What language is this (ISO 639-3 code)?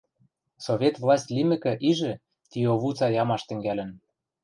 mrj